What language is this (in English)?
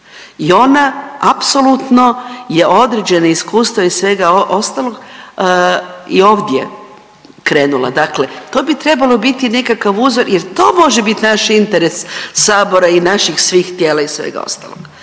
Croatian